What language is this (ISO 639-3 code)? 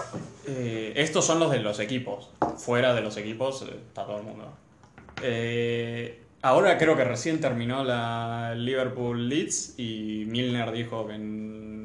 spa